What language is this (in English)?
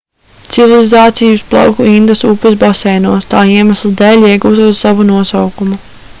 Latvian